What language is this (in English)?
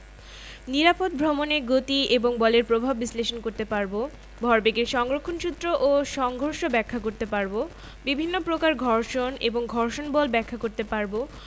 Bangla